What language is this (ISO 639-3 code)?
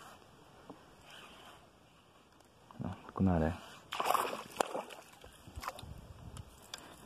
por